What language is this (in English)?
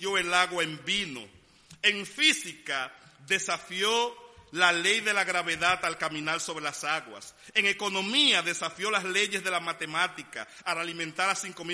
Spanish